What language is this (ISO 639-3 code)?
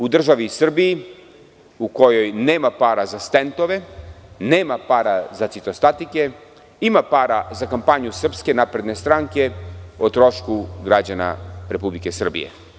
srp